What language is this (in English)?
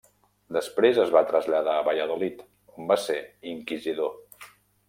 Catalan